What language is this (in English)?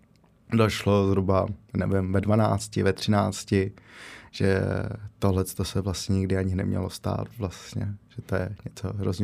Czech